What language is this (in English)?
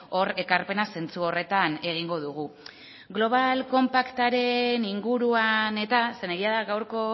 Basque